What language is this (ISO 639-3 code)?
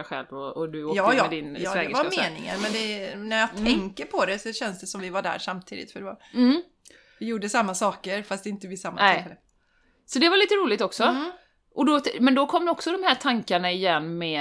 swe